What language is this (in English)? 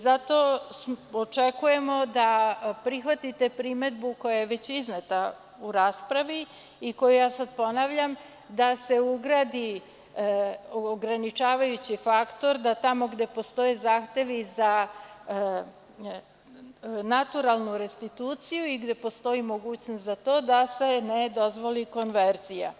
Serbian